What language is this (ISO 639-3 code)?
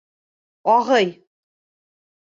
bak